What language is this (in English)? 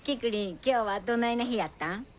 Japanese